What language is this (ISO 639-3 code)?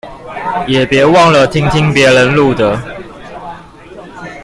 zho